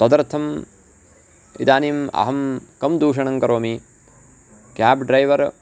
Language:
Sanskrit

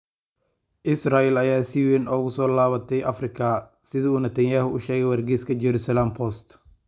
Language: Somali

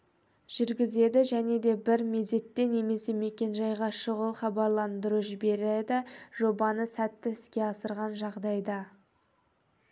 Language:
Kazakh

